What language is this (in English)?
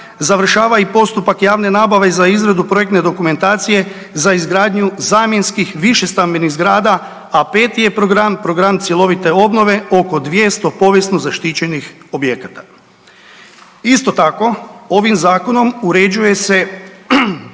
Croatian